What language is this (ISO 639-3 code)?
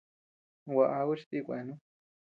cux